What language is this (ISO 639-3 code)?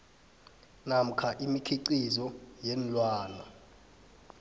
nbl